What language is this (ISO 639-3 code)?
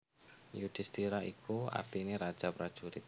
jav